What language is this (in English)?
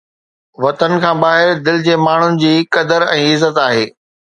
Sindhi